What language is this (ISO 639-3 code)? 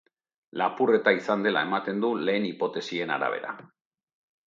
eus